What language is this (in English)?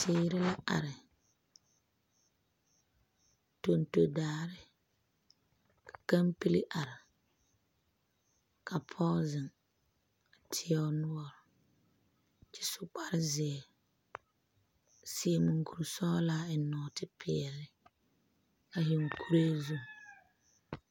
Southern Dagaare